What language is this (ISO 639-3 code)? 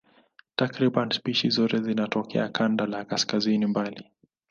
swa